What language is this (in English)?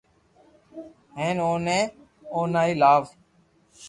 Loarki